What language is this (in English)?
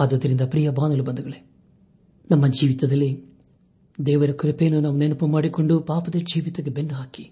Kannada